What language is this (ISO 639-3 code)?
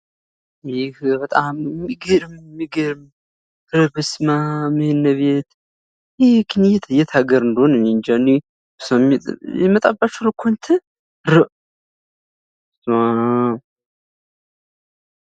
amh